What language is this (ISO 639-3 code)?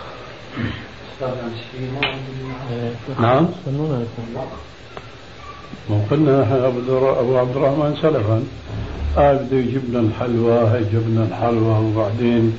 ara